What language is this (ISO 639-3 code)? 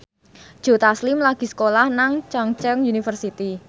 jav